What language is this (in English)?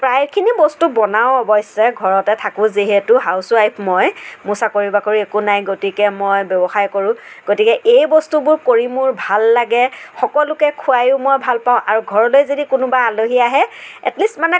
Assamese